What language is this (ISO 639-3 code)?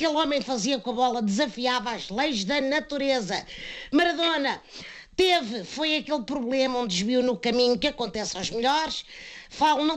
por